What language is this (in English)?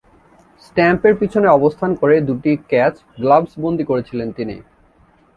Bangla